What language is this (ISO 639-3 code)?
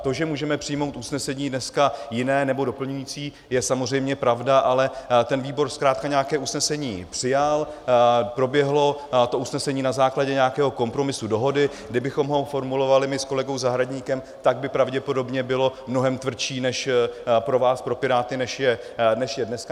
ces